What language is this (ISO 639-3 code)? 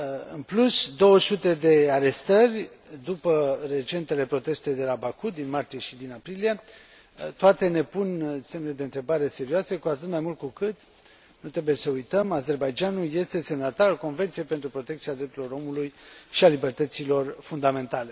ron